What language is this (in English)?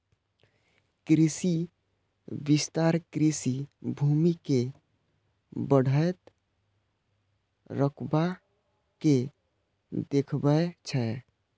Maithili